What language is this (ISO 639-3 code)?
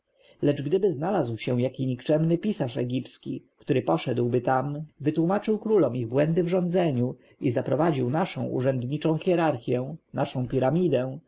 pol